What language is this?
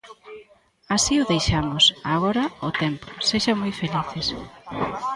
Galician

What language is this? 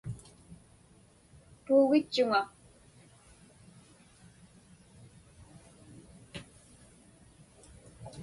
Inupiaq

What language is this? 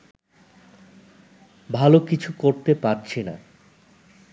Bangla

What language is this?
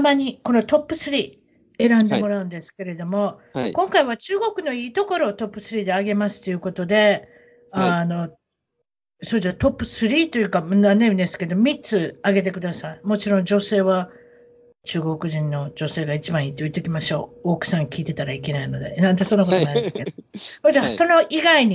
Japanese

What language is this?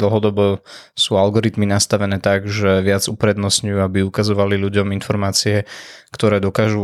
Slovak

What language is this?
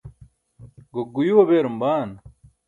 Burushaski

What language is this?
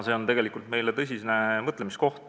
Estonian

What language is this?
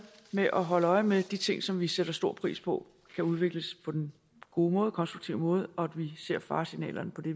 Danish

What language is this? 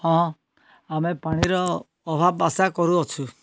Odia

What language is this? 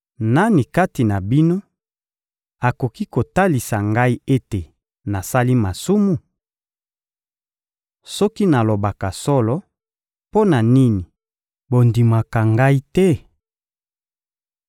Lingala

